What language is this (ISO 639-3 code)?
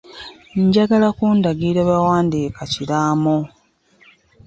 lug